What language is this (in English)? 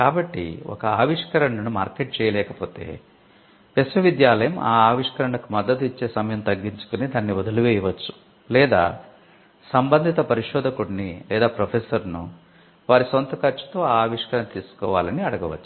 Telugu